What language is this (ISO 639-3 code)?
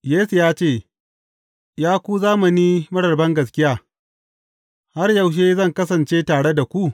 hau